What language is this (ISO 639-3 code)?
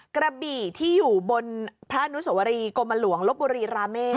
tha